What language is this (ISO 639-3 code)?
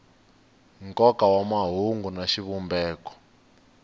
tso